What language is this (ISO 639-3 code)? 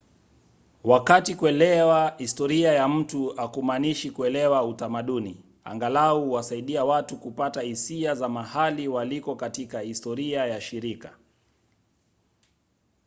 swa